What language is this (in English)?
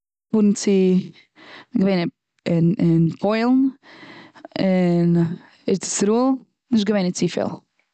Yiddish